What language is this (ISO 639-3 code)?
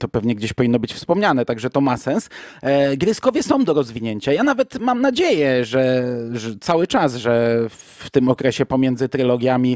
pol